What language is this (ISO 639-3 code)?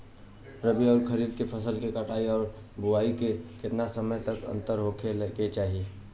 bho